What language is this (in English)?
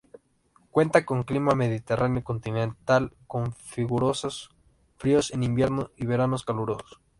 Spanish